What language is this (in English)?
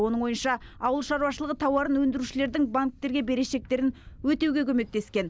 Kazakh